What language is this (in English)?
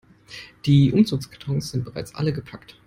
German